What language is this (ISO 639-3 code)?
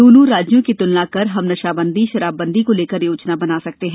hin